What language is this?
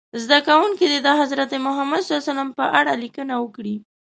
Pashto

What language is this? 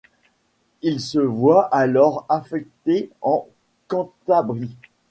French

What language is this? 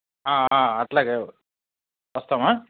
Telugu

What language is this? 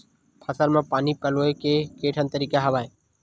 Chhattisgarhi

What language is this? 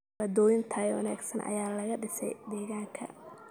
Somali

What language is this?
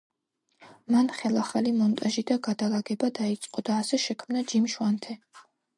Georgian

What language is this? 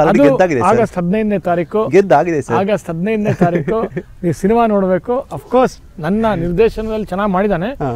Kannada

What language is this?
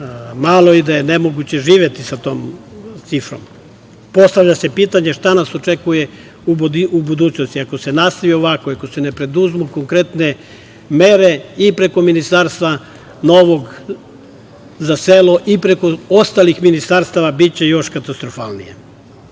Serbian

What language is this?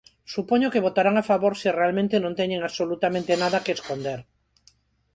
Galician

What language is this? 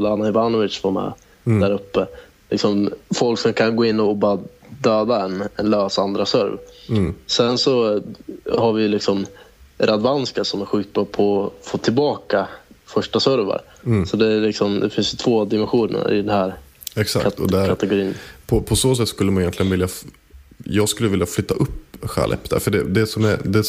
Swedish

